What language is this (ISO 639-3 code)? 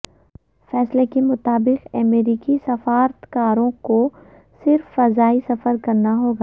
urd